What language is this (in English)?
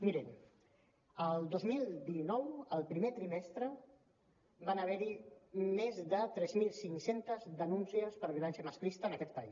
Catalan